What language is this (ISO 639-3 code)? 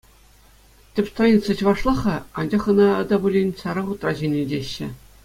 chv